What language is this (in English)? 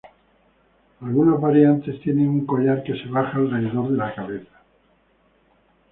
Spanish